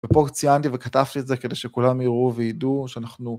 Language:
Hebrew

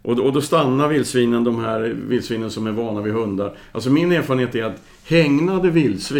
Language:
Swedish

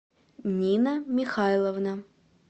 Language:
Russian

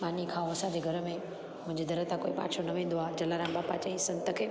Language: Sindhi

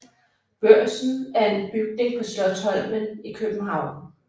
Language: Danish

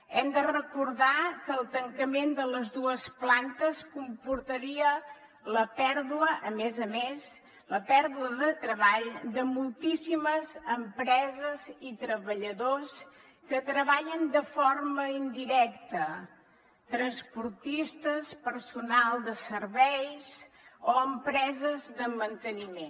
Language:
Catalan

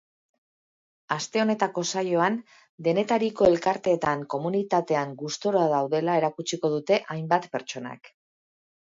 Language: Basque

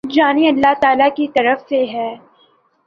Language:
Urdu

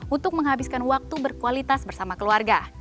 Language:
Indonesian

